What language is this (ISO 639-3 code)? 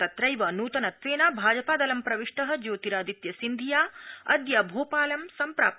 san